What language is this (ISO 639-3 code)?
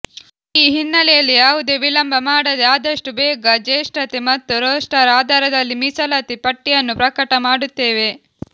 kan